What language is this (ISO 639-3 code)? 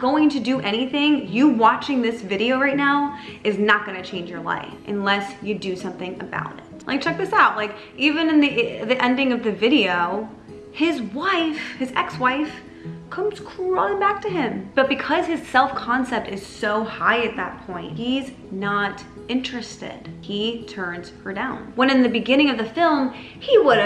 eng